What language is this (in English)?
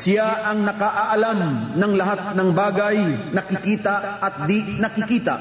Filipino